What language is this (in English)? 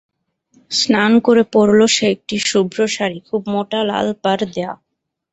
Bangla